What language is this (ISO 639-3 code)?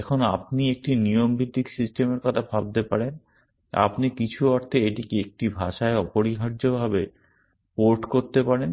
ben